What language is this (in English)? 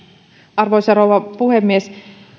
Finnish